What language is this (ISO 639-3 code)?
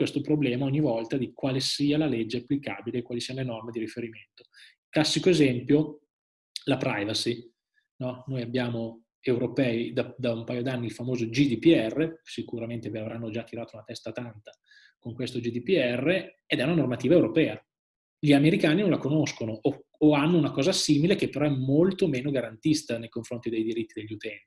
ita